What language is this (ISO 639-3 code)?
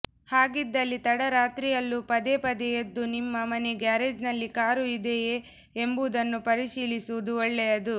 kan